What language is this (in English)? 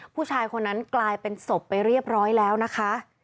Thai